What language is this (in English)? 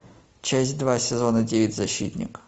Russian